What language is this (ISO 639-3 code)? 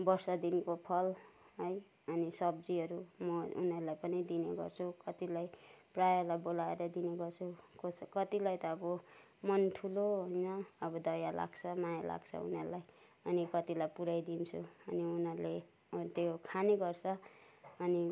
nep